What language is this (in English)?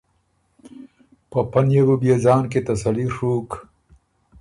Ormuri